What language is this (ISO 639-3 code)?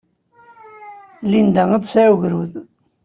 kab